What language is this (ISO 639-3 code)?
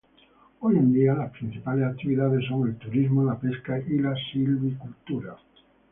spa